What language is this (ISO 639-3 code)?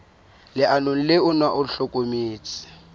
sot